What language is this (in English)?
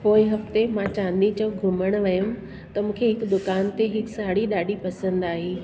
Sindhi